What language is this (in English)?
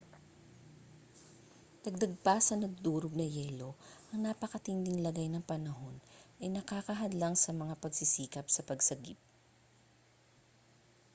Filipino